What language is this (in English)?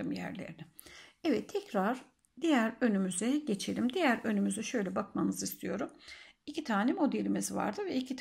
Turkish